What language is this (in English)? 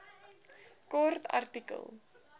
Afrikaans